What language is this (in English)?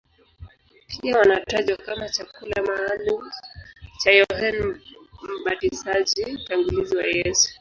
Swahili